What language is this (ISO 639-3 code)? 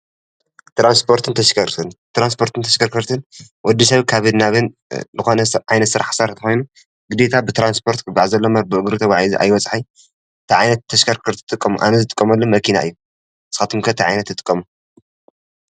tir